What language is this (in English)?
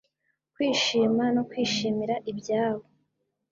Kinyarwanda